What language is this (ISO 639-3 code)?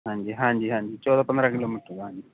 pan